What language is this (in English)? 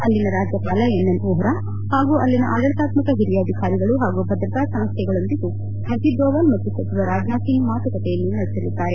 Kannada